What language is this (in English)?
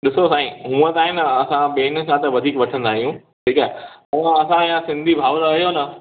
Sindhi